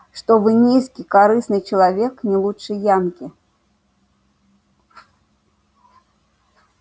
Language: Russian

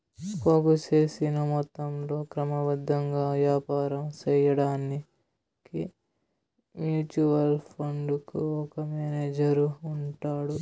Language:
Telugu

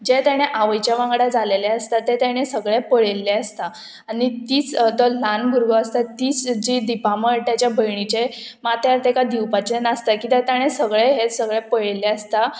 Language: Konkani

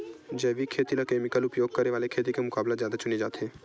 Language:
Chhattisgarhi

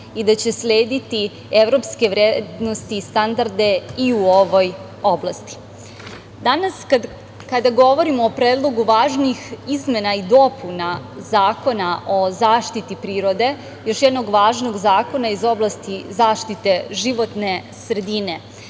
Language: Serbian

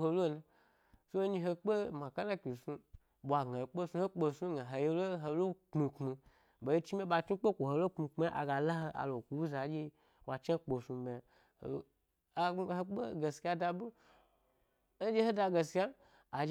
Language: Gbari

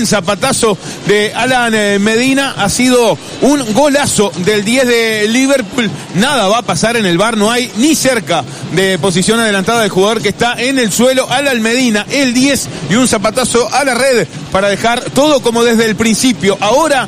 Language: Spanish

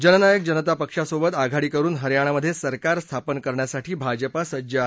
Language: Marathi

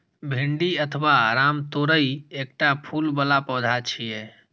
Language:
Maithili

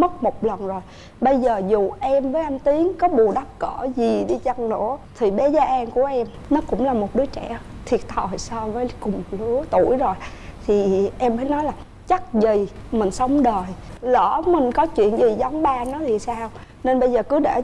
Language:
Vietnamese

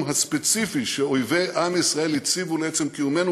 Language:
Hebrew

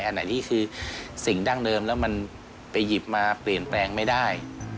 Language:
Thai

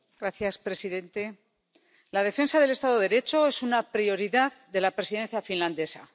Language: Spanish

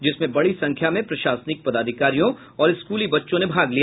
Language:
Hindi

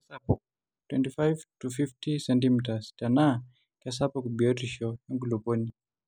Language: Masai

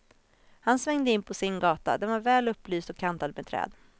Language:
Swedish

